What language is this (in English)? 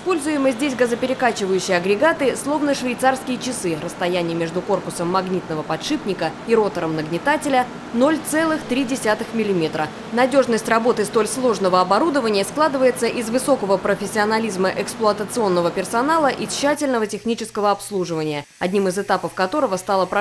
Russian